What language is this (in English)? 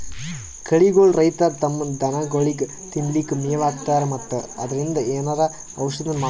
Kannada